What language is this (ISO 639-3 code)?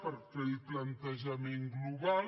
cat